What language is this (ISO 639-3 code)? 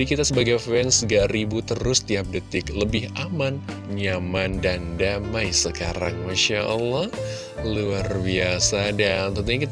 ind